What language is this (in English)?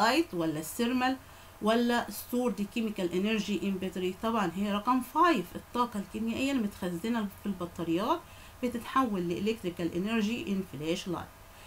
Arabic